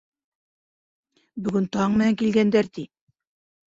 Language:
Bashkir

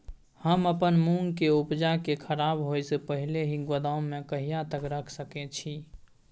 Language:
Maithili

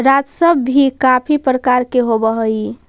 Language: Magahi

